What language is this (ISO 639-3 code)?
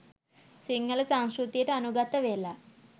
sin